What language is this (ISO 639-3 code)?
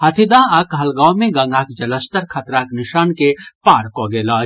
mai